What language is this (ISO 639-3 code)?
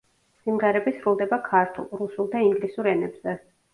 kat